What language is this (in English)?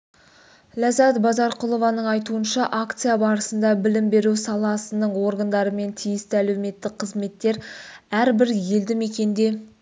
Kazakh